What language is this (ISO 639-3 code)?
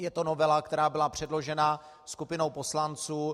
ces